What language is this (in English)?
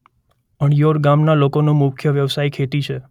Gujarati